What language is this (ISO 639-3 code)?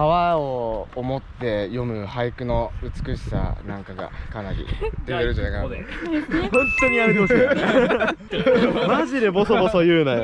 jpn